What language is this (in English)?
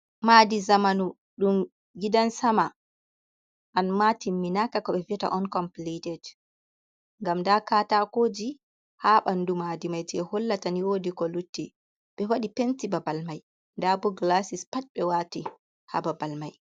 Fula